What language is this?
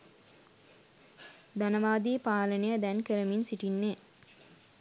Sinhala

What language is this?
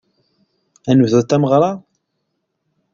Kabyle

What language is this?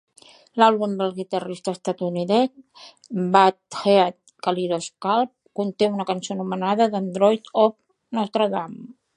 Catalan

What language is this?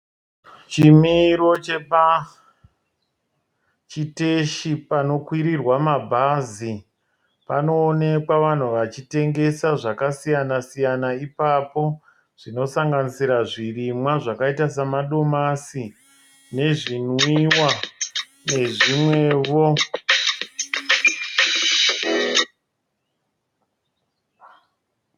Shona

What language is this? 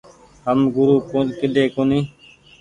Goaria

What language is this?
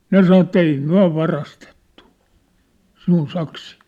Finnish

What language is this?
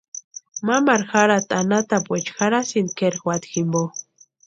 Western Highland Purepecha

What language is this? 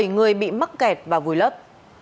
Vietnamese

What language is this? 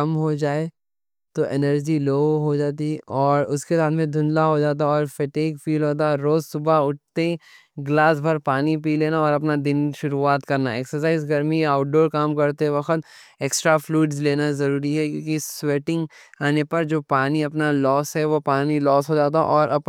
Deccan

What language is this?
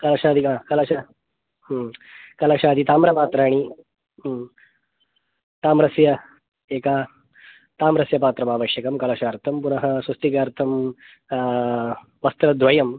Sanskrit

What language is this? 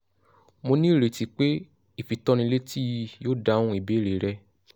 Yoruba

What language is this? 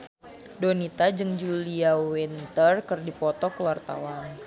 Sundanese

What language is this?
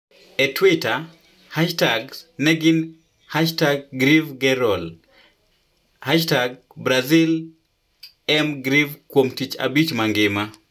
Luo (Kenya and Tanzania)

